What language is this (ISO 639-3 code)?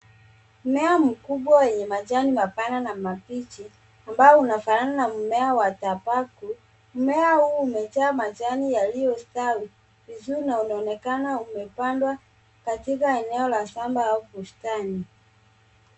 swa